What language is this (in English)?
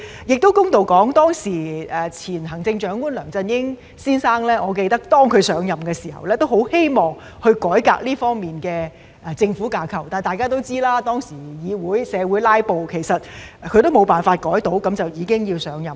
Cantonese